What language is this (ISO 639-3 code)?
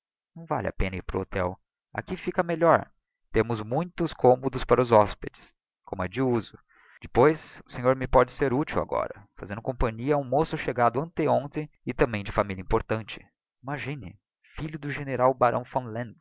por